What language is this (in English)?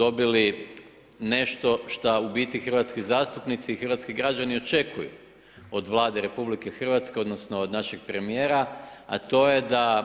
Croatian